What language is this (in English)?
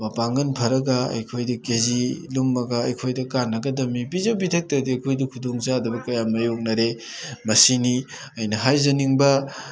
Manipuri